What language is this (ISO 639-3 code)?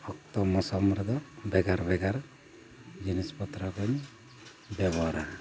sat